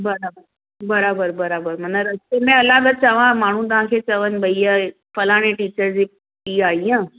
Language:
Sindhi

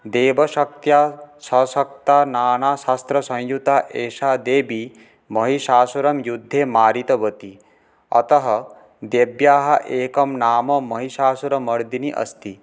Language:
Sanskrit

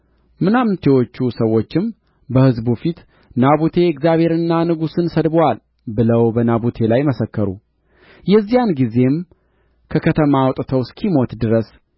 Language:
Amharic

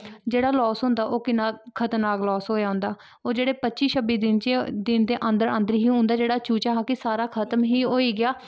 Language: Dogri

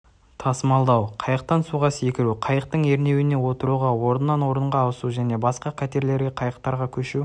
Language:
Kazakh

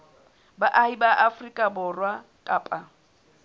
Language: Southern Sotho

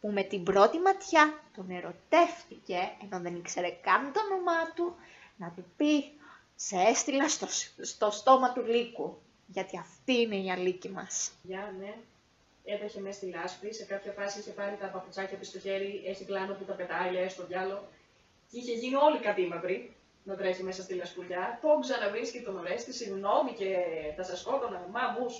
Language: Greek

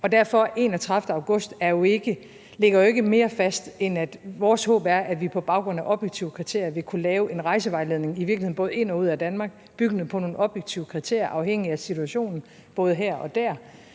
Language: Danish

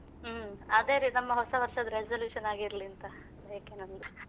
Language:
Kannada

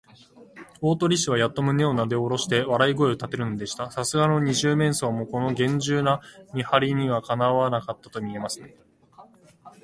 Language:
Japanese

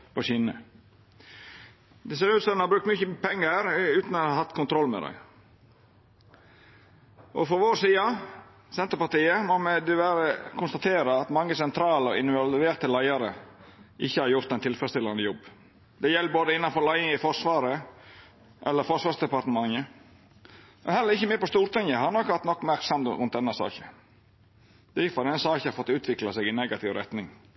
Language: Norwegian Nynorsk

